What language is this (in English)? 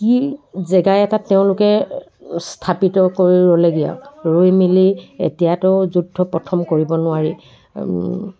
Assamese